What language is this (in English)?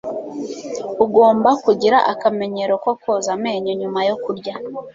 Kinyarwanda